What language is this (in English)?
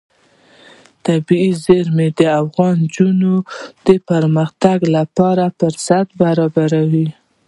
Pashto